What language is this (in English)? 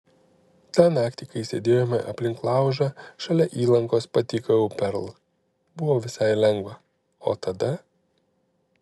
Lithuanian